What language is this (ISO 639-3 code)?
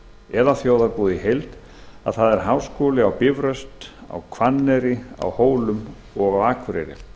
isl